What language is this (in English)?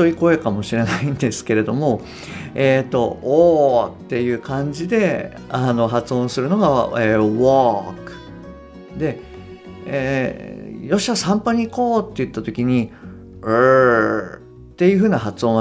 Japanese